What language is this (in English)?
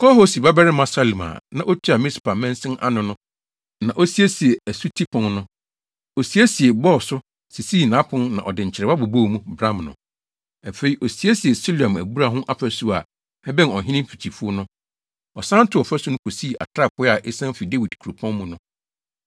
Akan